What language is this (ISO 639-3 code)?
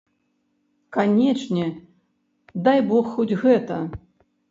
bel